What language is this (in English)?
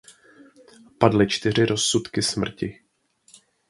Czech